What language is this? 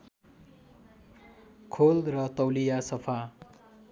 Nepali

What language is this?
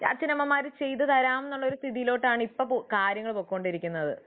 Malayalam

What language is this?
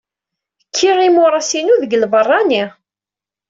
Kabyle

